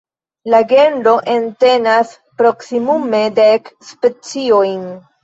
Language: Esperanto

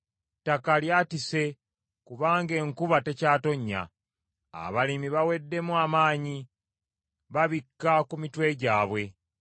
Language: Ganda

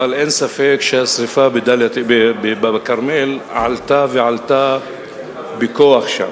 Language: Hebrew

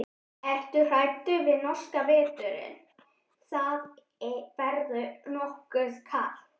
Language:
Icelandic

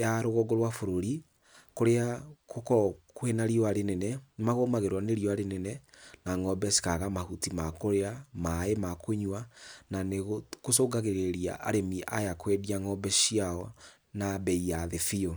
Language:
Kikuyu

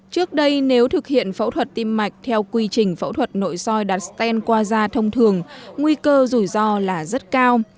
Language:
Vietnamese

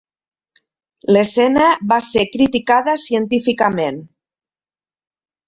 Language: Catalan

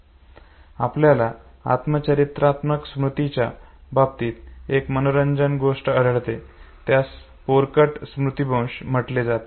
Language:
Marathi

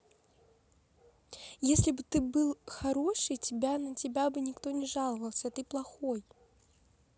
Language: Russian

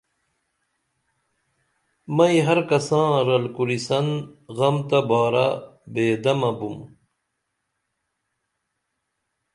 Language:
Dameli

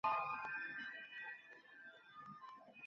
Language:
Chinese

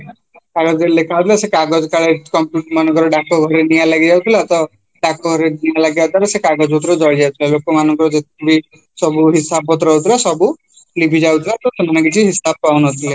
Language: Odia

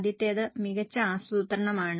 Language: Malayalam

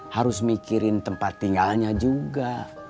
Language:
Indonesian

